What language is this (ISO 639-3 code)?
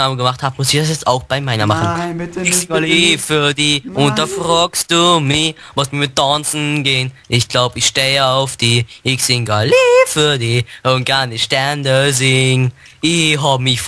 deu